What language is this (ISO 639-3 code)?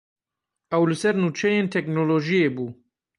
kur